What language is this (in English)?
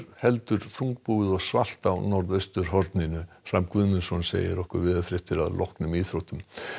Icelandic